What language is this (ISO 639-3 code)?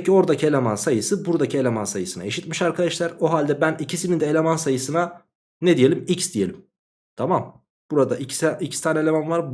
tur